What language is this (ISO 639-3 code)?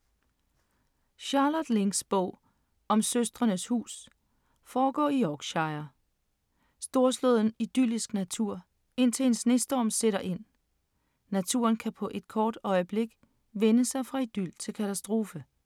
dan